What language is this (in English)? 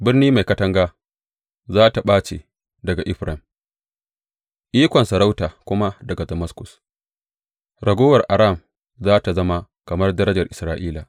Hausa